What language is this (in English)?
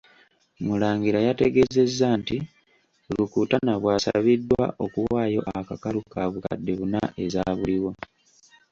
Ganda